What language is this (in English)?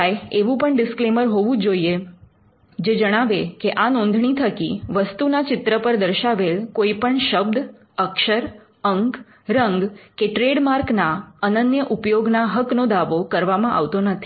Gujarati